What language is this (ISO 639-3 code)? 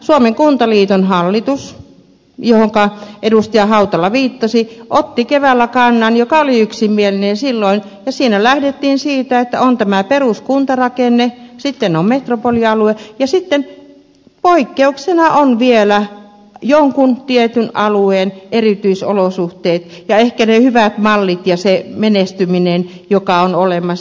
fin